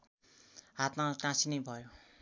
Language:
Nepali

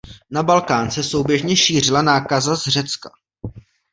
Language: Czech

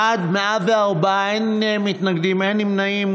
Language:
Hebrew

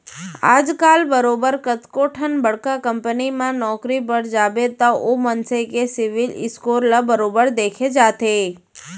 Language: Chhattisgarhi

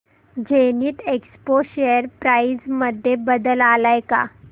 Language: Marathi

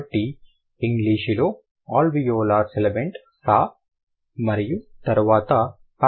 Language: Telugu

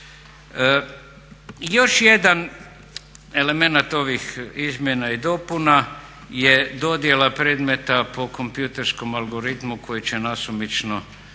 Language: Croatian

